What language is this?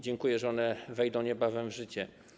Polish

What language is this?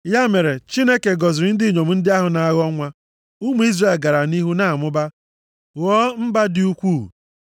Igbo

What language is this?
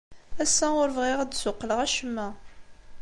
Kabyle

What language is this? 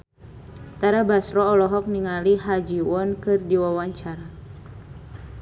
Sundanese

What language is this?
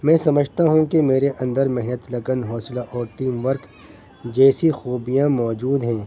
Urdu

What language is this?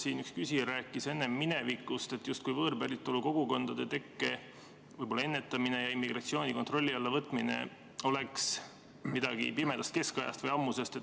Estonian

